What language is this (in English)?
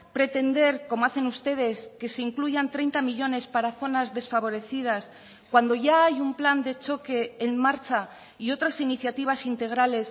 Spanish